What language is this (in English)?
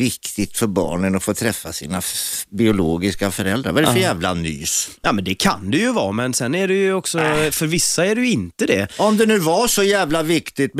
Swedish